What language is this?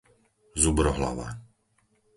Slovak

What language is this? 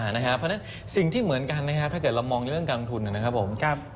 Thai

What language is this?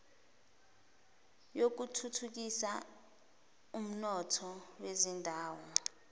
Zulu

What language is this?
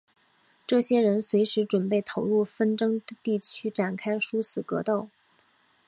Chinese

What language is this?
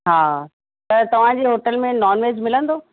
Sindhi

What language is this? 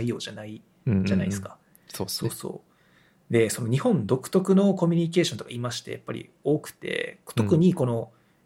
Japanese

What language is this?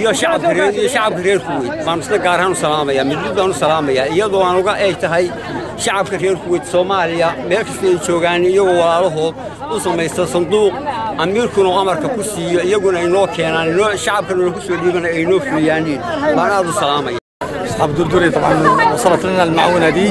Arabic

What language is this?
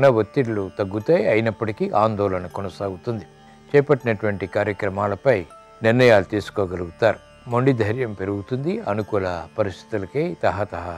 Romanian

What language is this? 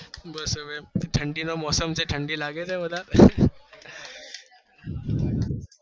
Gujarati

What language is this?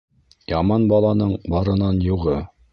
Bashkir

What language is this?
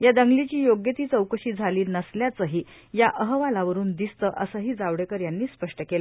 Marathi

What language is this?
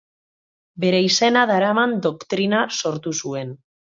Basque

